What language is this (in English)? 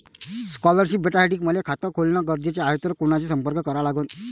Marathi